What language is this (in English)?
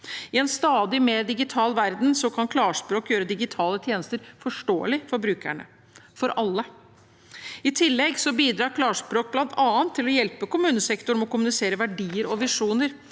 Norwegian